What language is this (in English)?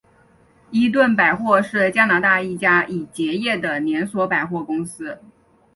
Chinese